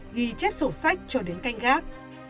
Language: Vietnamese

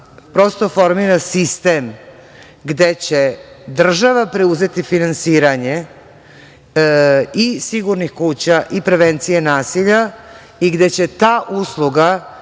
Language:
Serbian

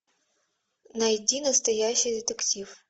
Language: Russian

